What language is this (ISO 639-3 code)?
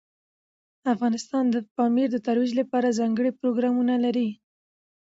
pus